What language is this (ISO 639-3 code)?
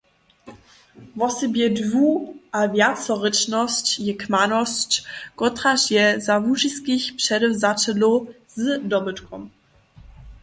hsb